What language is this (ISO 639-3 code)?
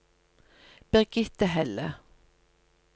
nor